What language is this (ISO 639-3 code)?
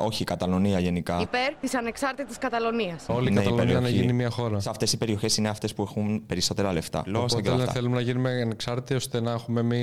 ell